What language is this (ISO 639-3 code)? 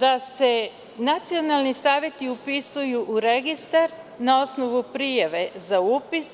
srp